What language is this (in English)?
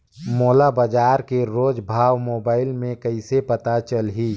Chhattisgarhi